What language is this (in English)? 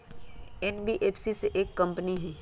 Magahi